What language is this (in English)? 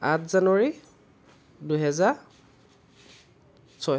Assamese